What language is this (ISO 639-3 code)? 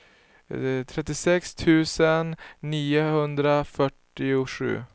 swe